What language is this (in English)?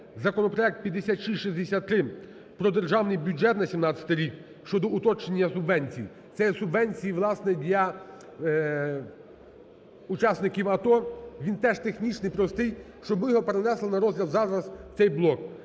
Ukrainian